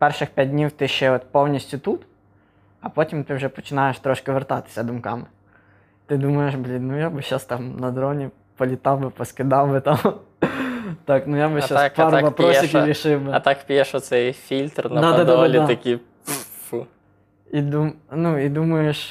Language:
Ukrainian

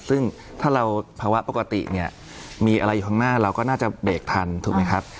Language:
Thai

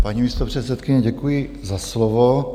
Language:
Czech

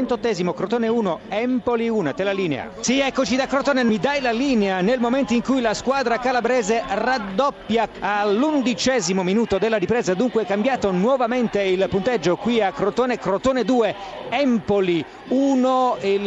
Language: Italian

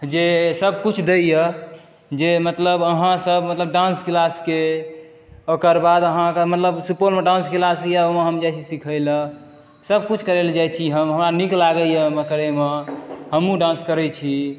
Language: Maithili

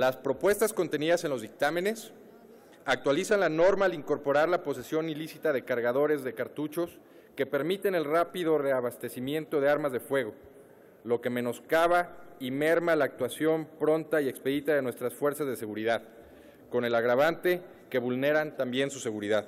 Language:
Spanish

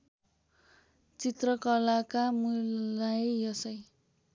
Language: Nepali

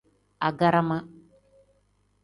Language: Tem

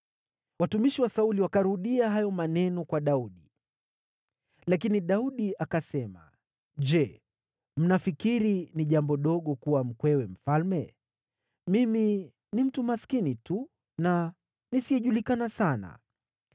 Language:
Swahili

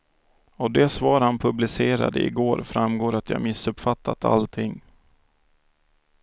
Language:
Swedish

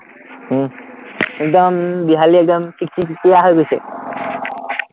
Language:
Assamese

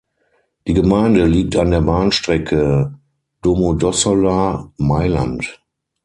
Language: German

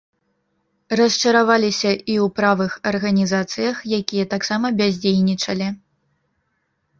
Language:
Belarusian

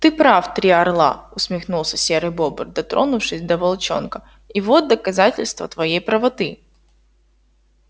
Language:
Russian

